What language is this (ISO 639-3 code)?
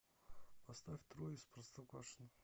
rus